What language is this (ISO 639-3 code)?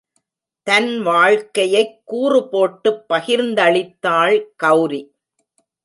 tam